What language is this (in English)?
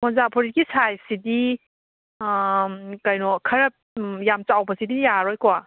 Manipuri